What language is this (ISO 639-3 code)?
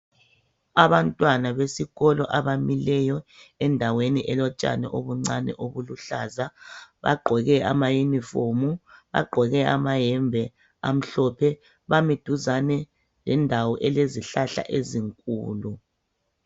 nde